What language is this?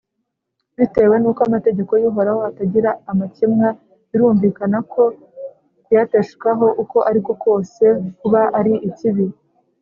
Kinyarwanda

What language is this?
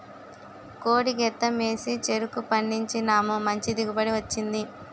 Telugu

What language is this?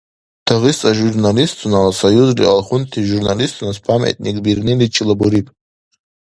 Dargwa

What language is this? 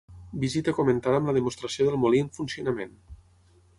Catalan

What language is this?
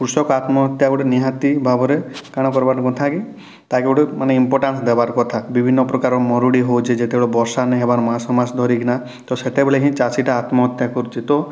Odia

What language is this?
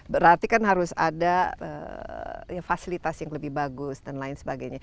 Indonesian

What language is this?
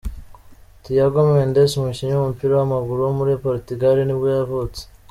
Kinyarwanda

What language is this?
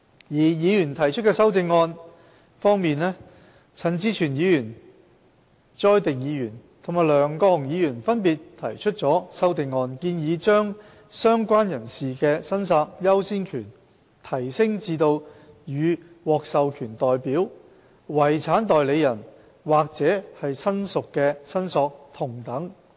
Cantonese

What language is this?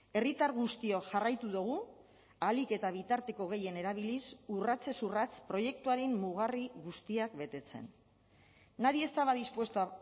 Basque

